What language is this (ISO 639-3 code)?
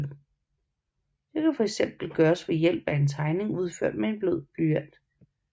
dan